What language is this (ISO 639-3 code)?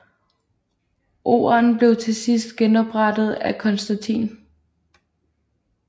dan